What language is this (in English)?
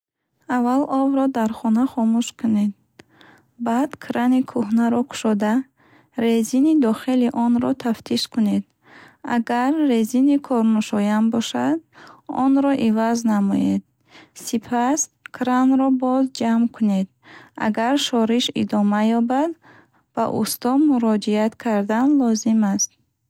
Bukharic